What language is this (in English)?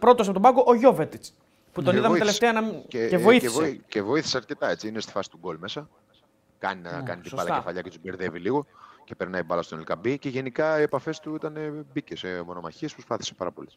Greek